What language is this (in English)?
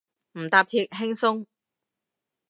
Cantonese